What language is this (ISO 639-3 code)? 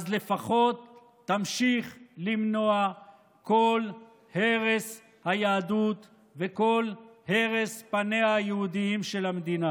heb